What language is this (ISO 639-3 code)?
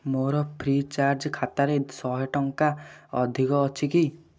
ori